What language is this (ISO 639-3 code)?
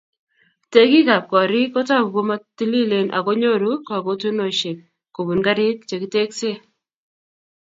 kln